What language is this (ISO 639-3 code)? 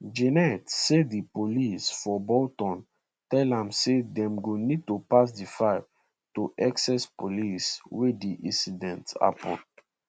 pcm